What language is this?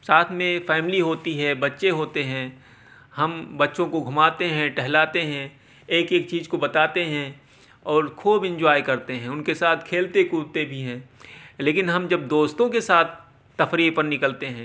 Urdu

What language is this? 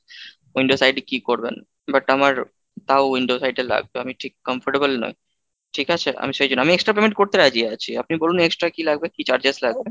Bangla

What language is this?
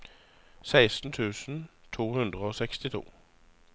Norwegian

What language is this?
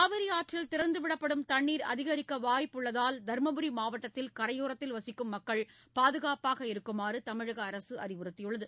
Tamil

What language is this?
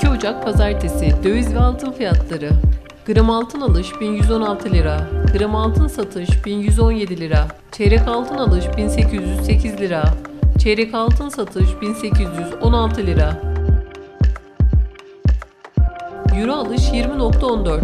Turkish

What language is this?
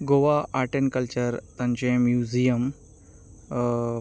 Konkani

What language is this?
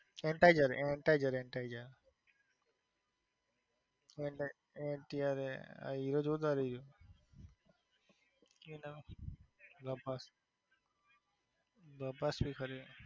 Gujarati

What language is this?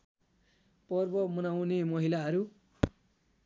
Nepali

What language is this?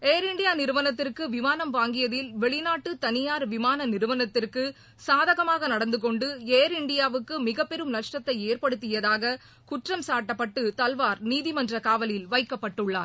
Tamil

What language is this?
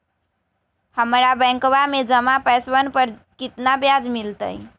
Magahi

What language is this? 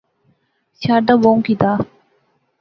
Pahari-Potwari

